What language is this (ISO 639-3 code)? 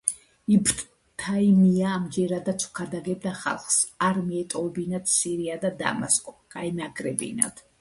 kat